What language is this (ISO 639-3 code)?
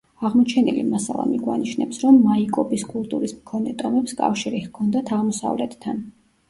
kat